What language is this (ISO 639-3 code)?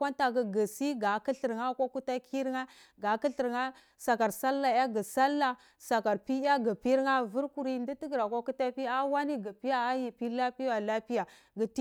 ckl